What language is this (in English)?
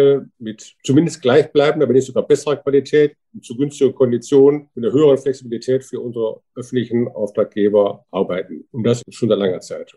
German